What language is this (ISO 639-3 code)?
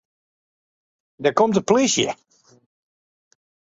fry